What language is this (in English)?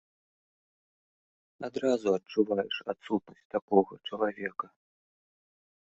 Belarusian